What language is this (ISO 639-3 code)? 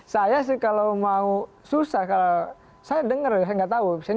ind